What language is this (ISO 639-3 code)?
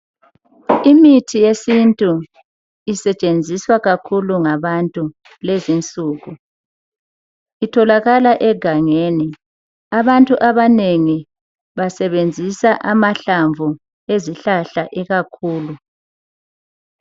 nde